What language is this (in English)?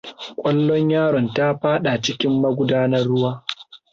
Hausa